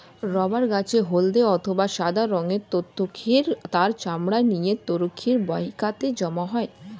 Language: Bangla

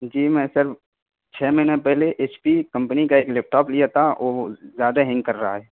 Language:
Urdu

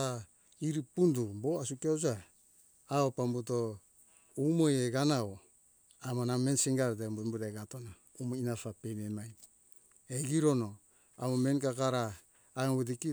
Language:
Hunjara-Kaina Ke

